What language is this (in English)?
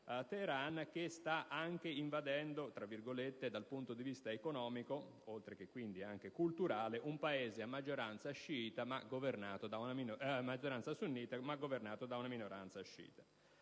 Italian